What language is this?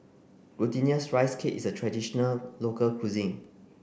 English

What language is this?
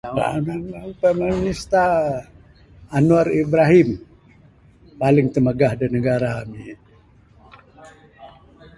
Bukar-Sadung Bidayuh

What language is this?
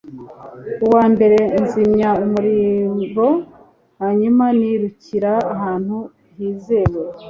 Kinyarwanda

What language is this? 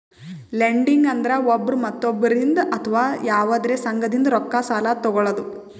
Kannada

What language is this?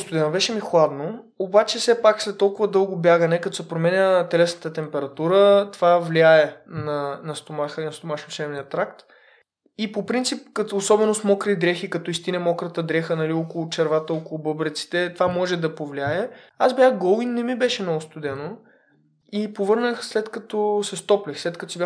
Bulgarian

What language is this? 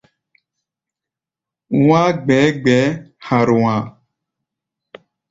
Gbaya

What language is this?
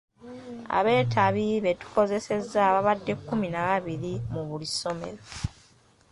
Ganda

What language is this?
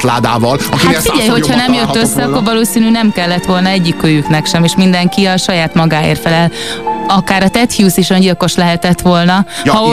Hungarian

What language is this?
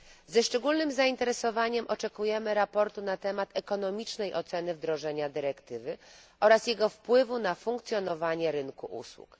Polish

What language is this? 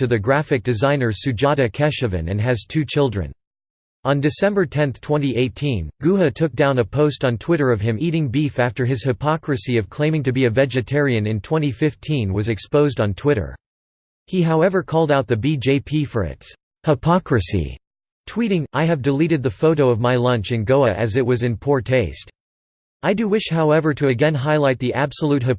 English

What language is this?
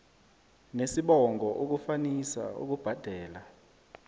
South Ndebele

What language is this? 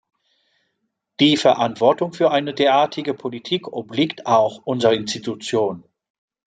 German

